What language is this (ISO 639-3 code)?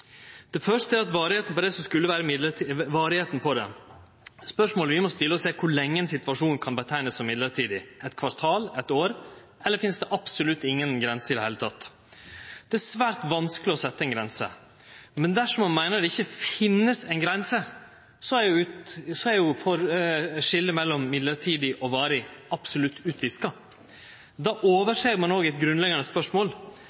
nno